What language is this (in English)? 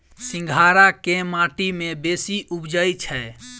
Maithili